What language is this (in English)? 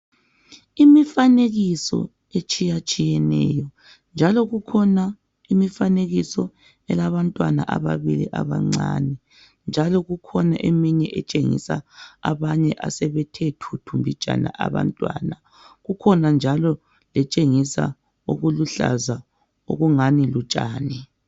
North Ndebele